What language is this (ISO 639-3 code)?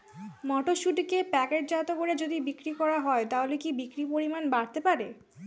ben